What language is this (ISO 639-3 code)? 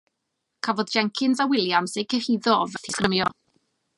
cym